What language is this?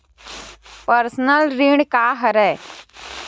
Chhattisgarhi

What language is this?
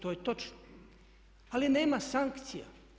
Croatian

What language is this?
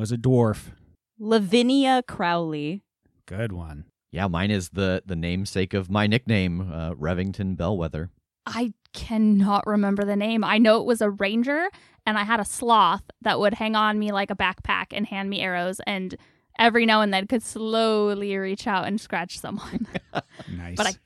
English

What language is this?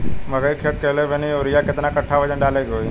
Bhojpuri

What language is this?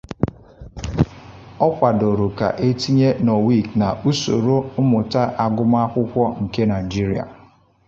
Igbo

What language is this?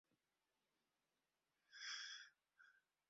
Uzbek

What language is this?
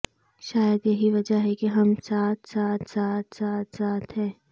Urdu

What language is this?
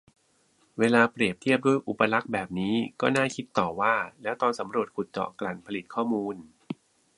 Thai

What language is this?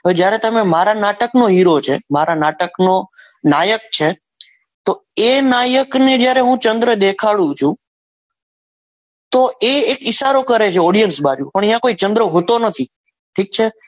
Gujarati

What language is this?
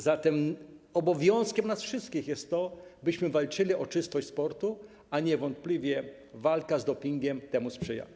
Polish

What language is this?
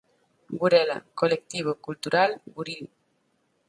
Galician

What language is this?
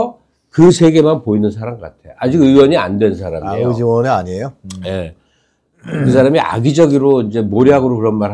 Korean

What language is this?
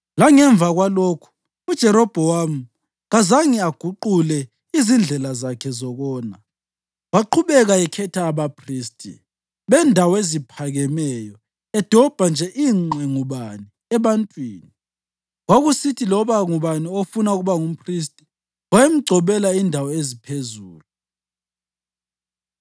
North Ndebele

